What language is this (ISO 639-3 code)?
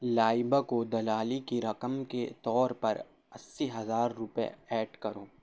urd